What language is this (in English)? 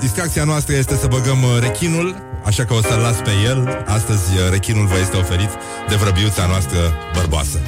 Romanian